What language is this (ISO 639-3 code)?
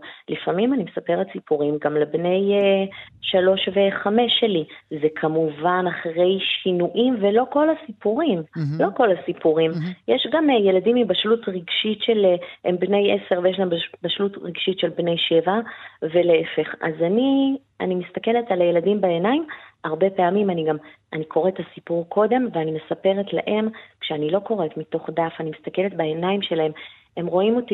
heb